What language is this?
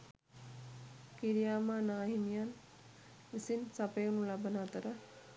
Sinhala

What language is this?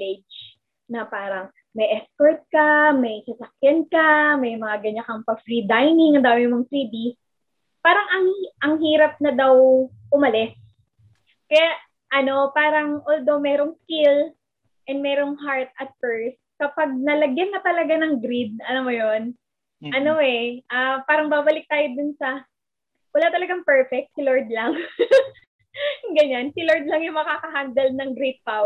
Filipino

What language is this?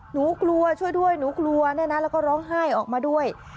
Thai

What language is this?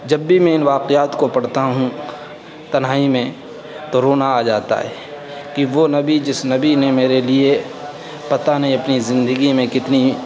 Urdu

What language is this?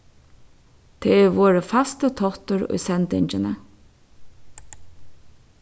Faroese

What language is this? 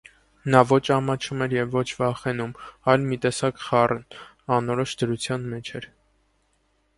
Armenian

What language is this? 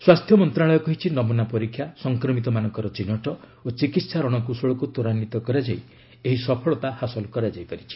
Odia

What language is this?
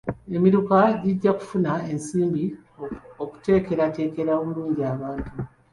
Ganda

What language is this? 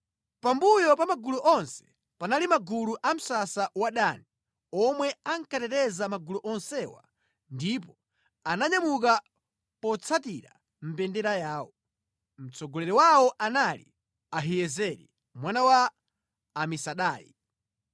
Nyanja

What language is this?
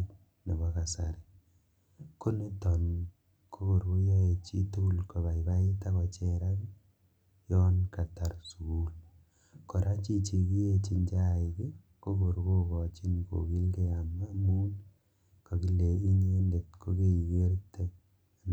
Kalenjin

